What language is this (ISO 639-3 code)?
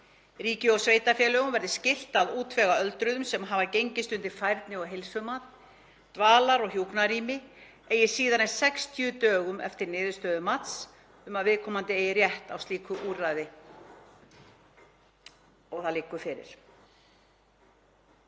isl